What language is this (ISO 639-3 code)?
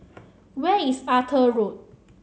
eng